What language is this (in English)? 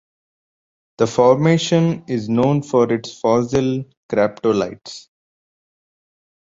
English